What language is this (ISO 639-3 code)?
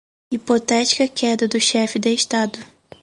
por